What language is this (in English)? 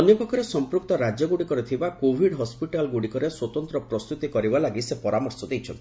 Odia